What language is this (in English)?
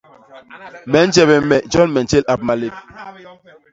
Basaa